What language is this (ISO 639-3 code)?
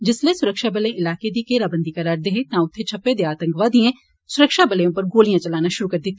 doi